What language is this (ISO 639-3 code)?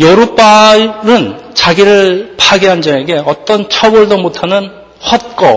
kor